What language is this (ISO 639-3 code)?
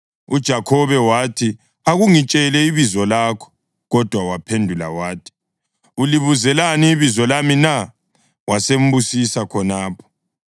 nde